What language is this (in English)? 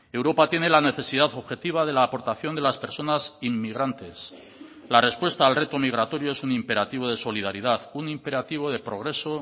Spanish